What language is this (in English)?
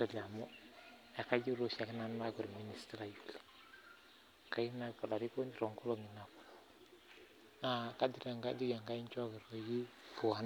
Masai